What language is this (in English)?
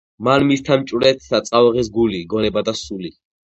Georgian